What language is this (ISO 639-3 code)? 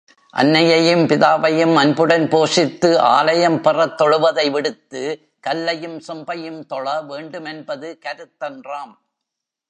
tam